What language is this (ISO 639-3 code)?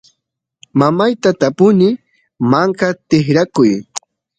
qus